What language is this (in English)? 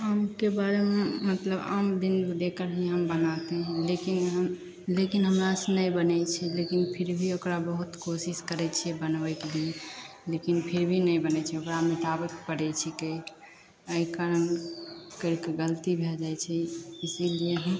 Maithili